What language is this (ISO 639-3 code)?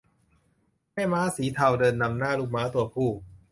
tha